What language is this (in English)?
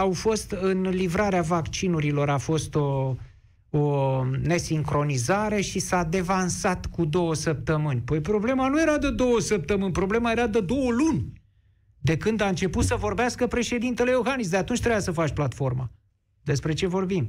Romanian